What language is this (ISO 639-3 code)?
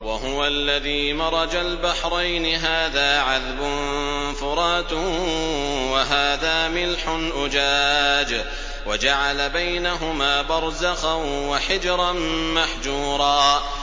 ara